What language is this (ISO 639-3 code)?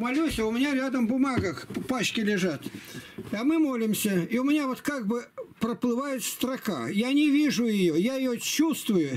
rus